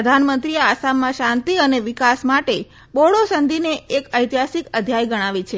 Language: Gujarati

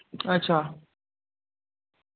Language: Dogri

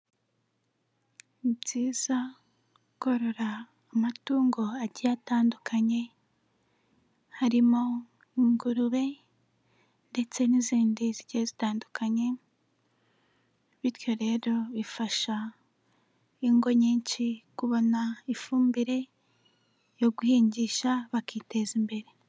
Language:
Kinyarwanda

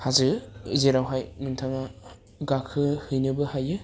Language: Bodo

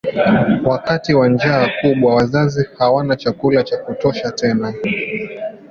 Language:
Swahili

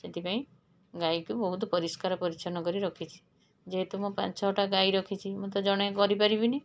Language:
Odia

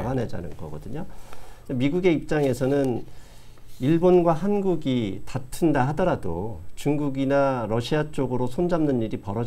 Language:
Korean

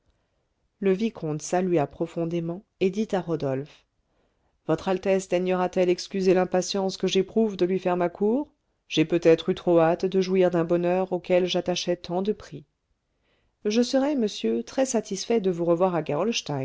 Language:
French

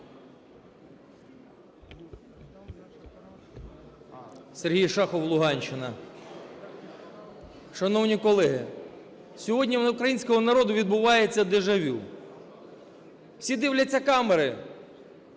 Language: Ukrainian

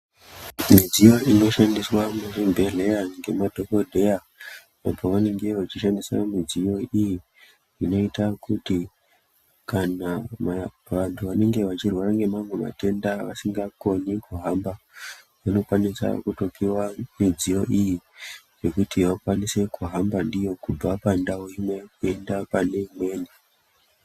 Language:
Ndau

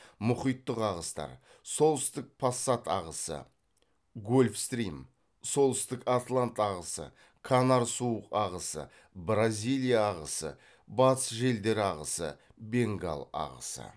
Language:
Kazakh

